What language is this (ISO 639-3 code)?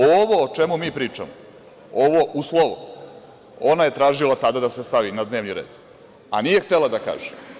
srp